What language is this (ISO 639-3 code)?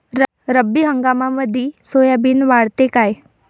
mar